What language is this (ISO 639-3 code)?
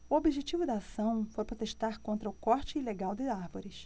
por